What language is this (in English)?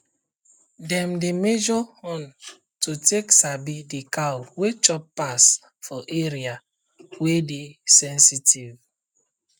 Nigerian Pidgin